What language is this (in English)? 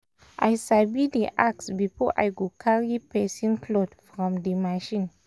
Nigerian Pidgin